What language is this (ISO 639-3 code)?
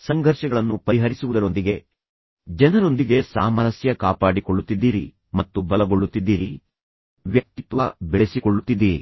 kan